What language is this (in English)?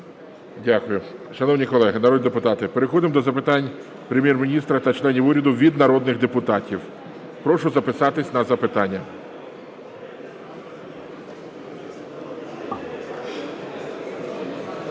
Ukrainian